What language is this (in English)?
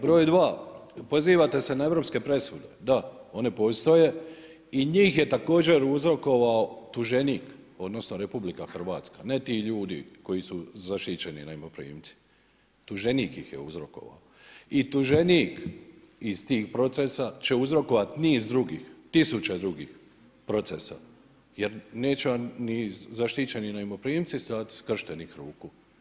Croatian